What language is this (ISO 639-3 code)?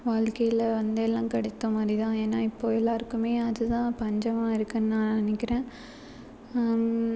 tam